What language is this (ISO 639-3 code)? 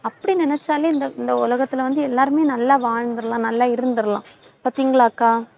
tam